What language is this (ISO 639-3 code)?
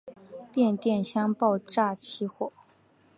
zho